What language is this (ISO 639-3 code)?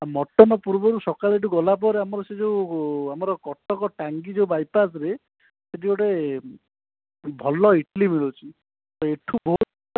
ori